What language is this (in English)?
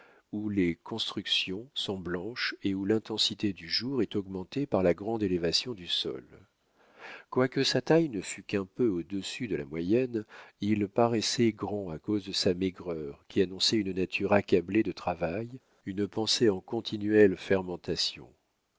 French